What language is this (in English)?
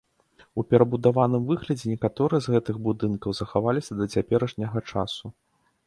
Belarusian